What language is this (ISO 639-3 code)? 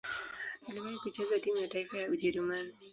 swa